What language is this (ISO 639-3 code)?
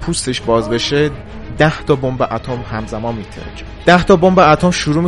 fas